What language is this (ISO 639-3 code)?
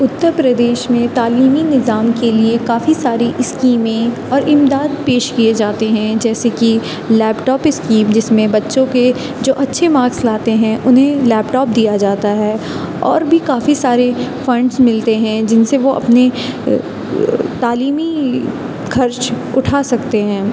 urd